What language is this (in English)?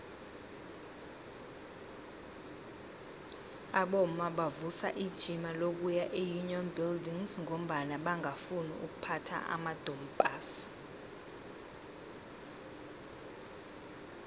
South Ndebele